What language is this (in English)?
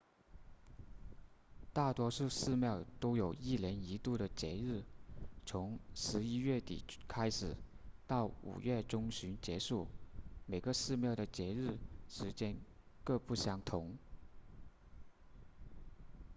Chinese